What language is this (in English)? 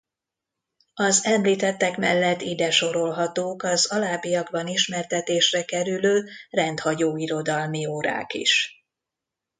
Hungarian